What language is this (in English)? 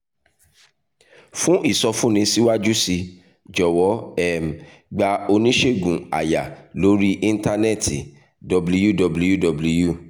Yoruba